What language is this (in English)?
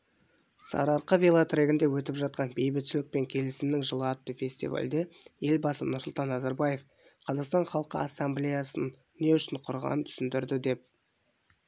Kazakh